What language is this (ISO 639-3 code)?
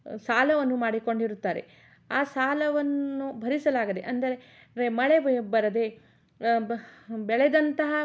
kan